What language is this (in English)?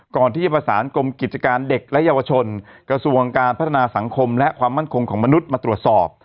Thai